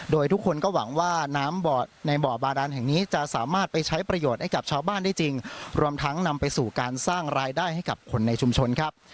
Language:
Thai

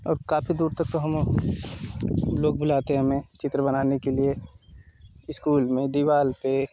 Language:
Hindi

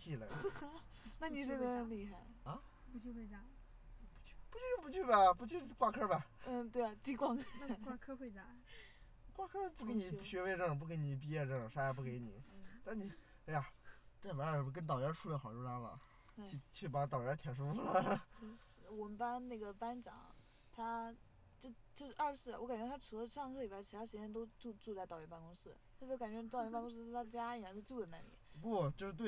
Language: Chinese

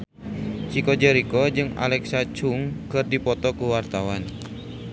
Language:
Sundanese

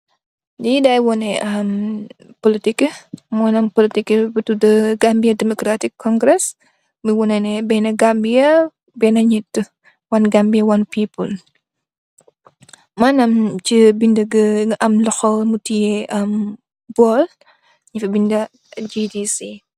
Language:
Wolof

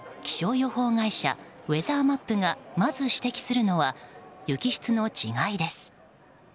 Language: Japanese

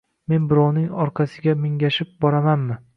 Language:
Uzbek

